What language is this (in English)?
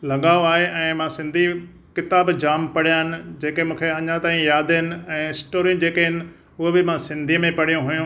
Sindhi